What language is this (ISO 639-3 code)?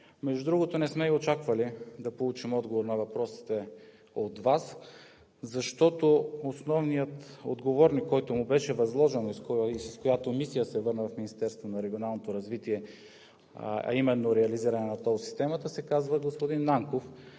bul